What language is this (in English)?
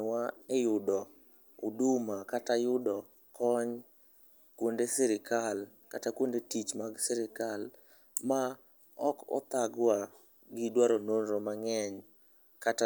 Luo (Kenya and Tanzania)